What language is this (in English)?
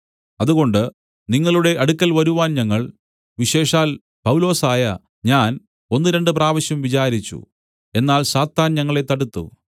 Malayalam